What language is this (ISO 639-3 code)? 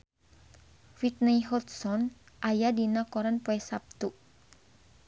sun